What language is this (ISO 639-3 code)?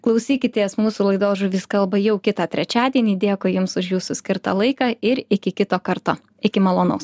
lit